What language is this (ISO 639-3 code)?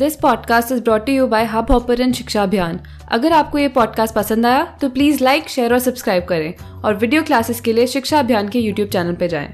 hin